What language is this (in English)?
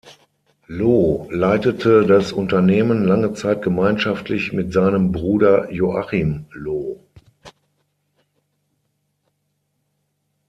German